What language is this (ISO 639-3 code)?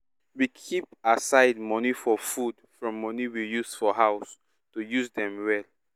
pcm